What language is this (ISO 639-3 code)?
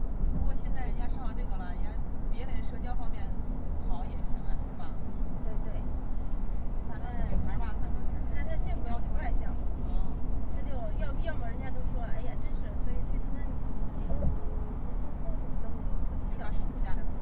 zho